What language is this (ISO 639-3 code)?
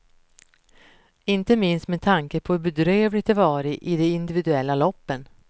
swe